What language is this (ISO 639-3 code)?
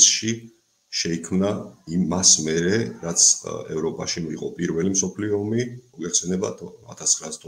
ron